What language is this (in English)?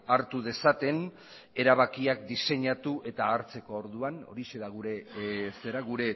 Basque